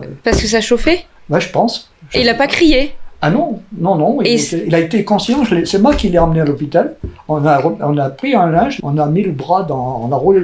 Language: French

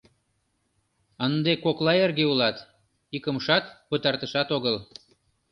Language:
Mari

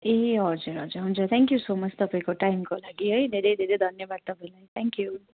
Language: Nepali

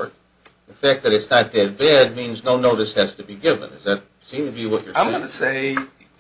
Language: English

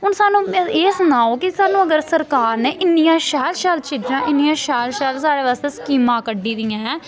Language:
Dogri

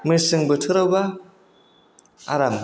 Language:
Bodo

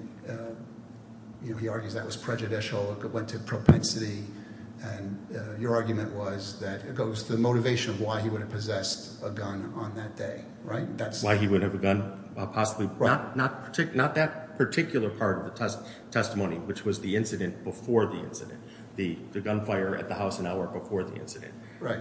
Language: English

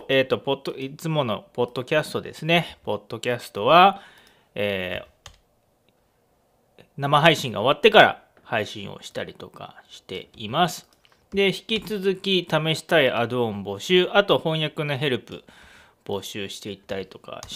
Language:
Japanese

